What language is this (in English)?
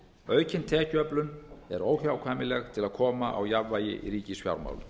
Icelandic